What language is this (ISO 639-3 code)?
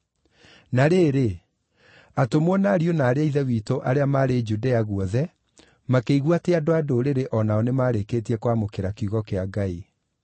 kik